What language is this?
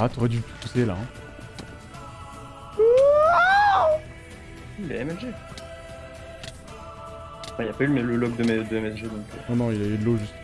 French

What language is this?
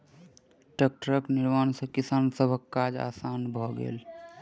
Maithili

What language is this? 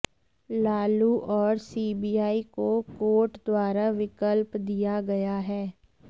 Hindi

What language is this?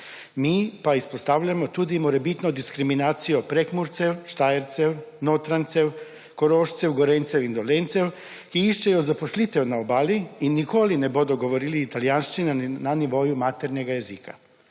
Slovenian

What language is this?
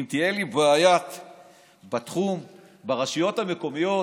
Hebrew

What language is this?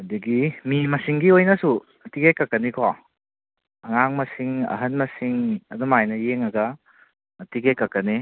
Manipuri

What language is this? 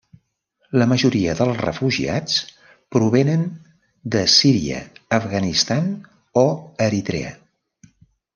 Catalan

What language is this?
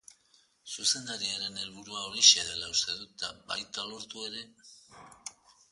Basque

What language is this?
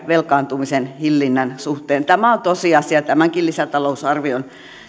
Finnish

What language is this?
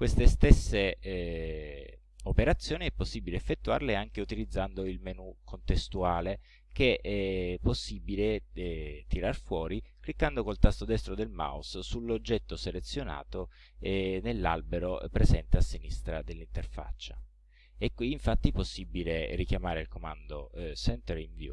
Italian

